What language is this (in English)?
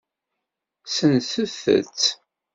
Kabyle